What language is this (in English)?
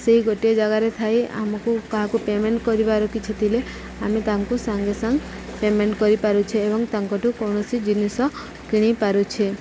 Odia